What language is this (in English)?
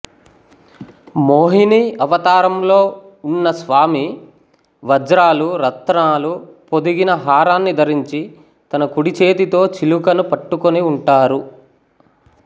Telugu